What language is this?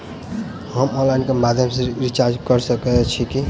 Maithili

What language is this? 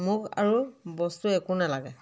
Assamese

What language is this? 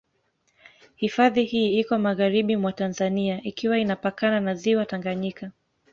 Swahili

